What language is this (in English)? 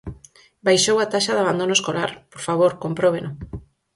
Galician